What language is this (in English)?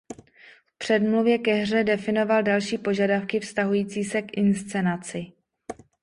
Czech